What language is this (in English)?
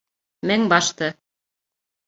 Bashkir